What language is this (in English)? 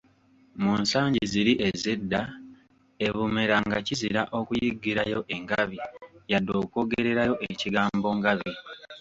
Ganda